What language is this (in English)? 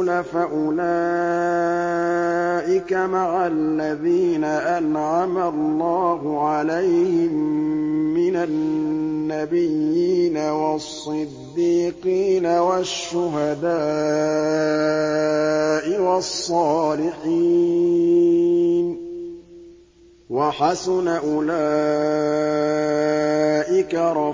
Arabic